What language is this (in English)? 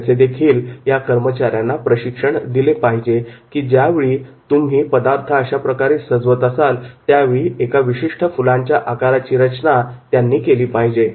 Marathi